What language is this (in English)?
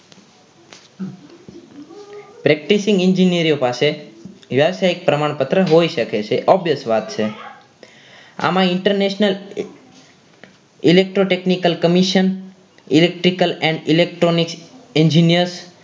Gujarati